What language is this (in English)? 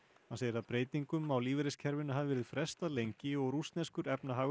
Icelandic